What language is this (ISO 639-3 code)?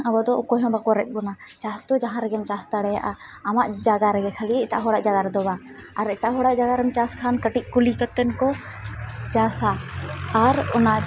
sat